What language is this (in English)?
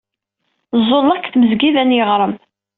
Kabyle